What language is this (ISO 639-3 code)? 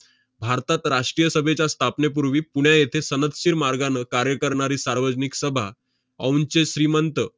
mar